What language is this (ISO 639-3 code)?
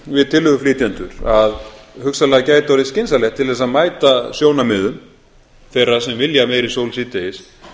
isl